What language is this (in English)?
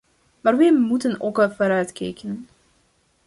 Dutch